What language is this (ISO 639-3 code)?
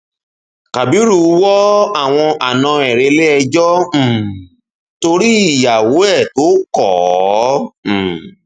yor